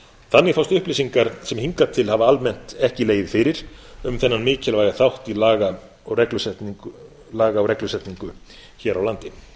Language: Icelandic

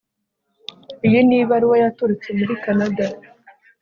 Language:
Kinyarwanda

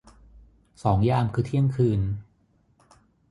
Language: Thai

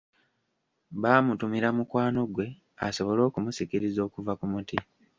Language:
Ganda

